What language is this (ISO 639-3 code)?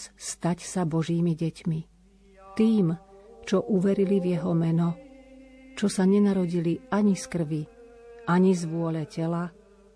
slk